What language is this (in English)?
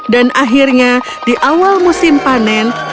Indonesian